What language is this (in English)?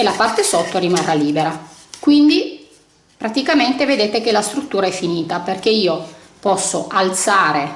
Italian